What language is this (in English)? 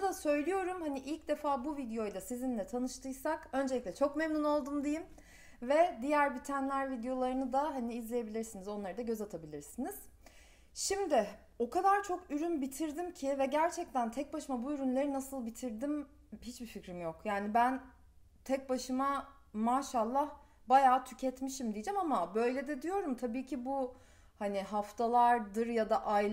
Turkish